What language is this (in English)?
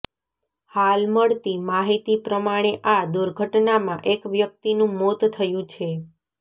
Gujarati